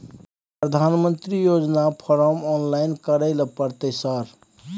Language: Maithili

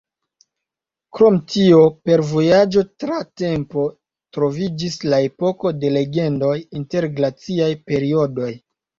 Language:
Esperanto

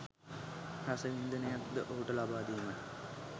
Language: Sinhala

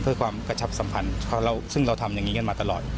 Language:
Thai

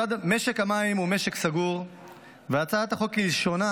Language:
Hebrew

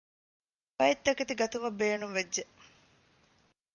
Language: Divehi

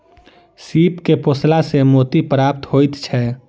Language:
Maithili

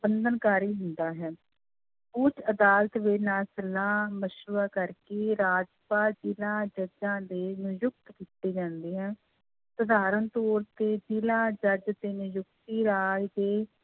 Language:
Punjabi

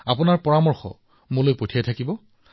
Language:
Assamese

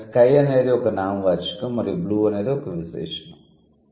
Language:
Telugu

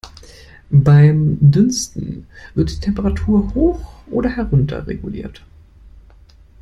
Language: German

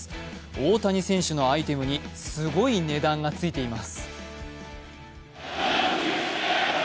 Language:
Japanese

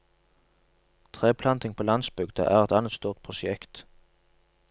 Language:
Norwegian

